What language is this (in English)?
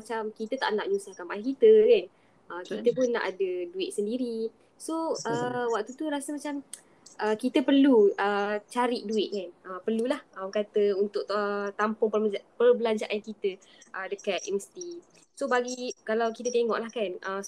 Malay